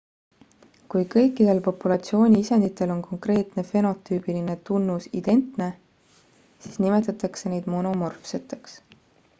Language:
Estonian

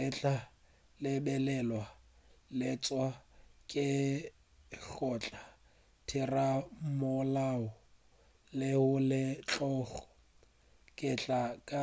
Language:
Northern Sotho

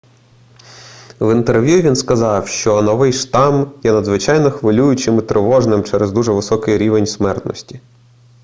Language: Ukrainian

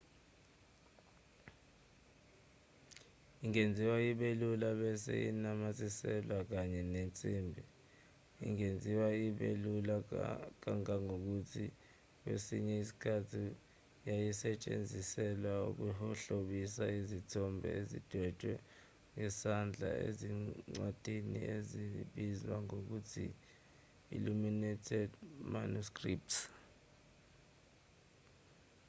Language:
Zulu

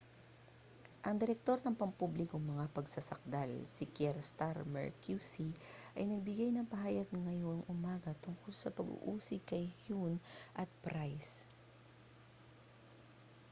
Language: Filipino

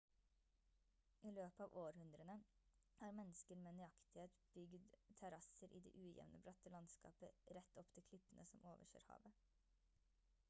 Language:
Norwegian Bokmål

